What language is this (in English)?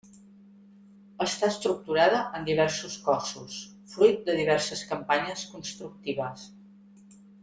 Catalan